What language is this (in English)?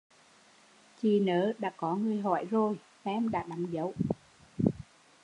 Vietnamese